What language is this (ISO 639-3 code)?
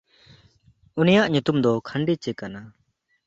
sat